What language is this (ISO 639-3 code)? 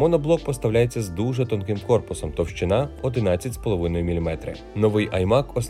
ukr